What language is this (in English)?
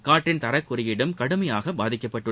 Tamil